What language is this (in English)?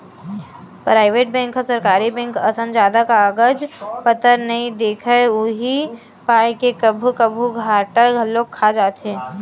Chhattisgarhi